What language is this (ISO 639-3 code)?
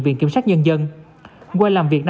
vie